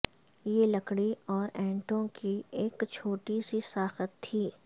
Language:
Urdu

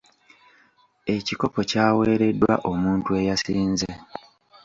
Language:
Ganda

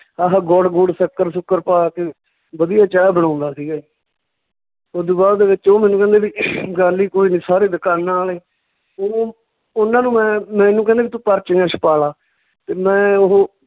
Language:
Punjabi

